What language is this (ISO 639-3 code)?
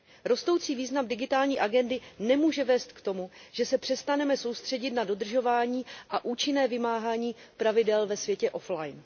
ces